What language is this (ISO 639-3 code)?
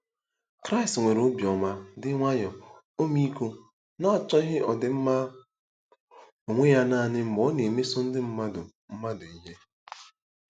ibo